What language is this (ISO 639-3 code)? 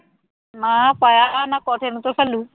pan